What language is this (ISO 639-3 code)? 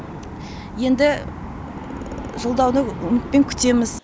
kaz